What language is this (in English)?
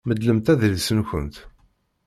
Kabyle